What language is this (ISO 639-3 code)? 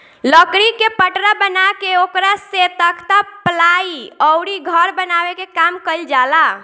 bho